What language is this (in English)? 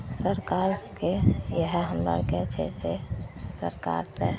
Maithili